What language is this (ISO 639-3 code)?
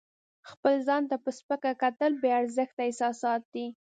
pus